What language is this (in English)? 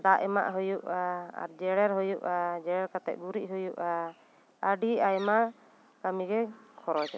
Santali